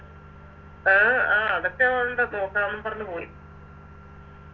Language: Malayalam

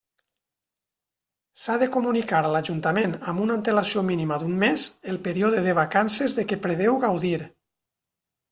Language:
Catalan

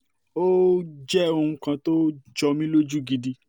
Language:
Yoruba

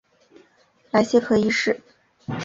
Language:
Chinese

